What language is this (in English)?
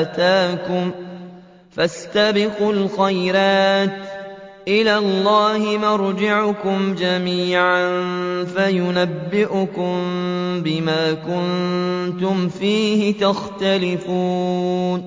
Arabic